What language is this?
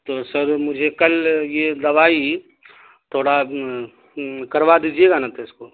Urdu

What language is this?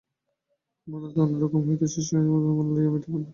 Bangla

